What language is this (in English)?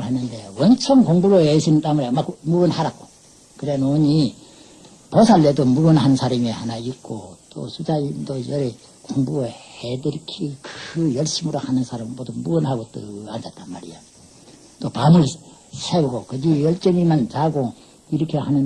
Korean